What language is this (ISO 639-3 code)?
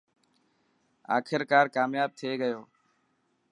mki